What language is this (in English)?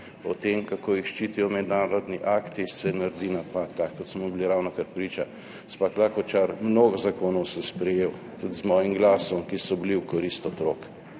Slovenian